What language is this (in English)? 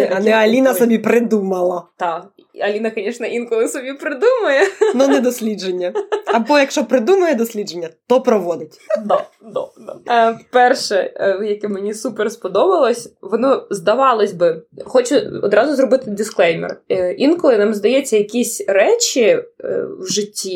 Ukrainian